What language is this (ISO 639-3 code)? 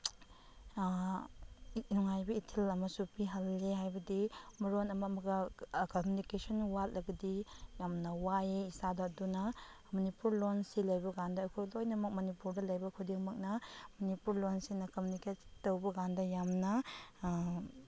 mni